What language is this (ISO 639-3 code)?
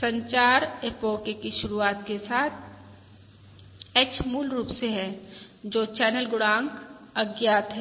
hin